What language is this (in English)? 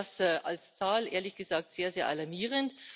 German